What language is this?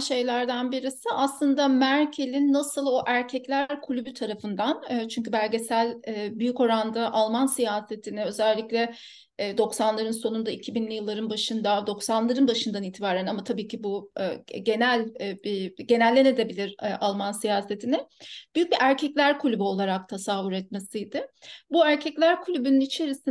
Turkish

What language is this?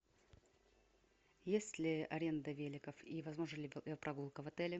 Russian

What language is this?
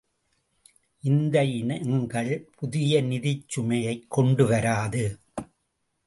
Tamil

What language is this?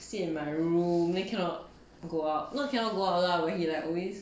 English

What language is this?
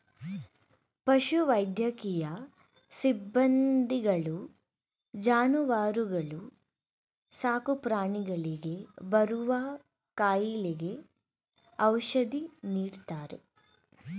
Kannada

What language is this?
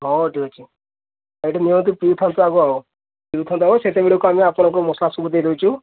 Odia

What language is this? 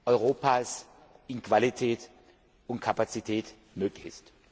German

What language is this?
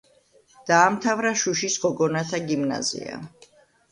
Georgian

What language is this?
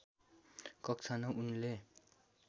Nepali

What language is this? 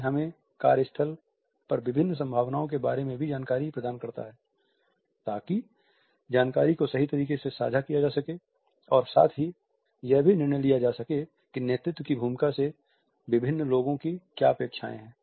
Hindi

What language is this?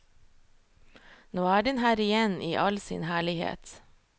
Norwegian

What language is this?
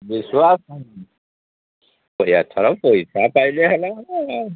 Odia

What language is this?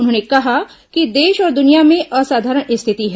Hindi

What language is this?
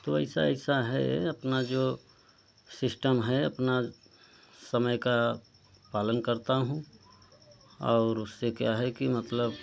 Hindi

